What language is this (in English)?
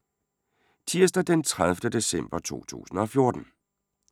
Danish